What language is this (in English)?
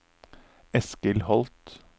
Norwegian